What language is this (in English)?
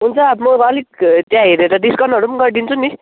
Nepali